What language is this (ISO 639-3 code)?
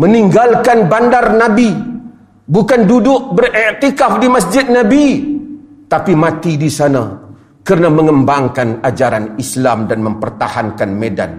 msa